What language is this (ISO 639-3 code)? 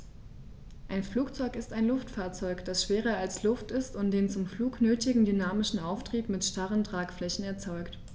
deu